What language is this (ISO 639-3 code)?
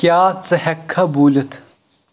kas